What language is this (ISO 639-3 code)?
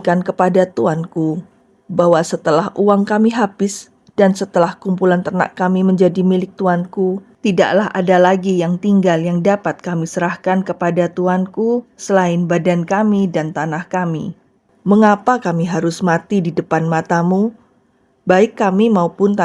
ind